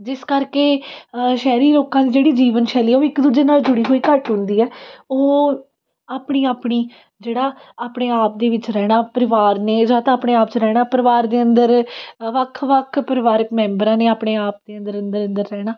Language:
Punjabi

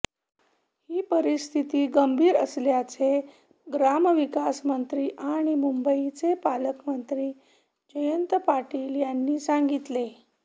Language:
Marathi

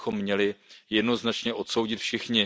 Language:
Czech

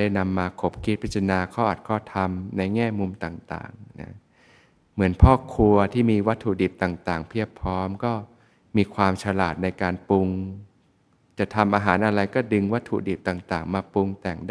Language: Thai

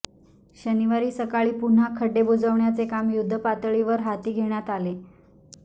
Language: Marathi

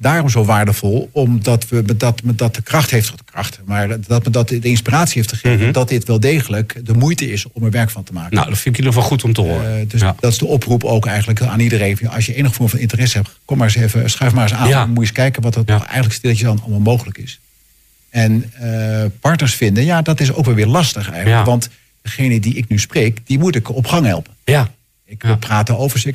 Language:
Dutch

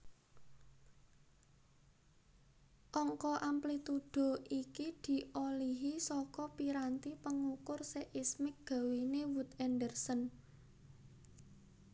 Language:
Javanese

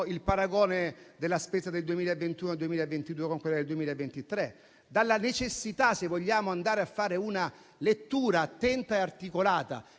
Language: Italian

